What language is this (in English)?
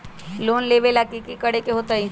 Magahi